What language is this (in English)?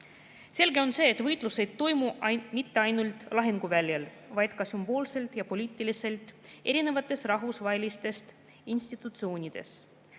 Estonian